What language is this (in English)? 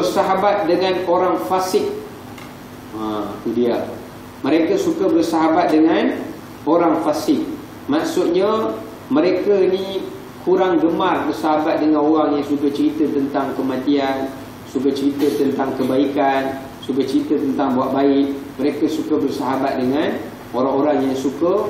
Malay